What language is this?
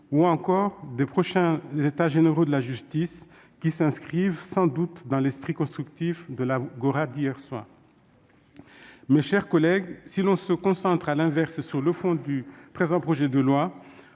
French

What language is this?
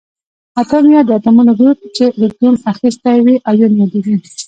Pashto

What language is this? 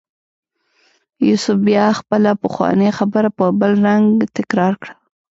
Pashto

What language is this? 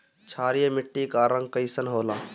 Bhojpuri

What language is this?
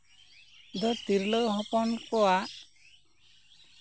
Santali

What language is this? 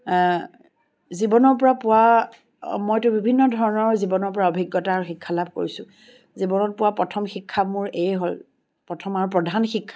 Assamese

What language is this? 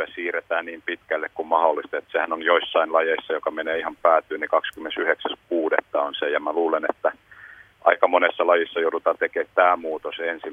Finnish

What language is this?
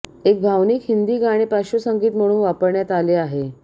Marathi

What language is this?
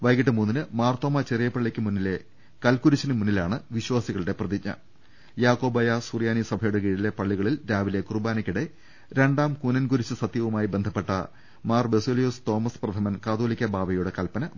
Malayalam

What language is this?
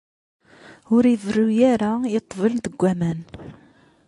Kabyle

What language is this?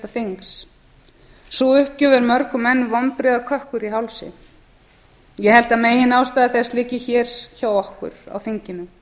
Icelandic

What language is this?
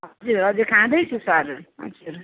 Nepali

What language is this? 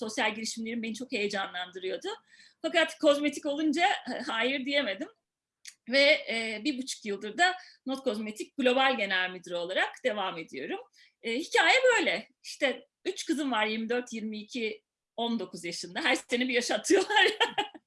Turkish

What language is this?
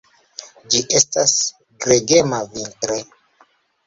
Esperanto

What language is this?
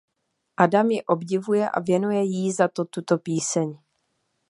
Czech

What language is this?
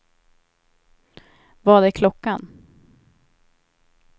Swedish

